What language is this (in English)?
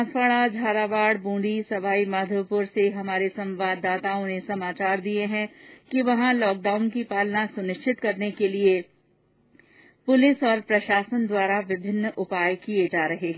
Hindi